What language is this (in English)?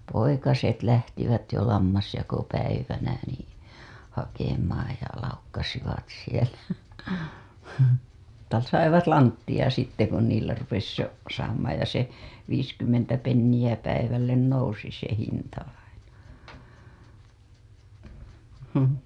Finnish